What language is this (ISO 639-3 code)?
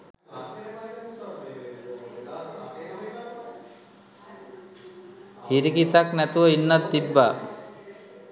sin